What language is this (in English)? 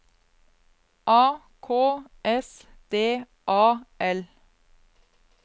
Norwegian